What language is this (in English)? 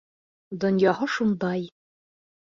Bashkir